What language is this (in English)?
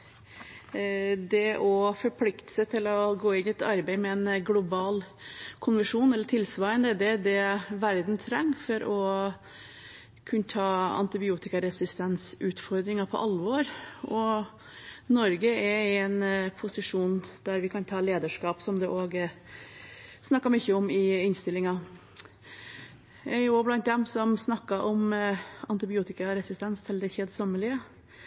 Norwegian Bokmål